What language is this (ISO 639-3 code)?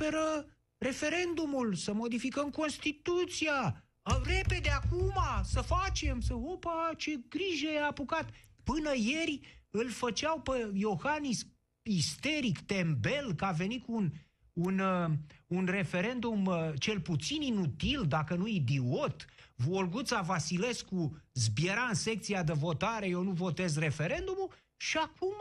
ron